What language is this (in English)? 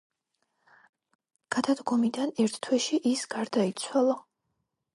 Georgian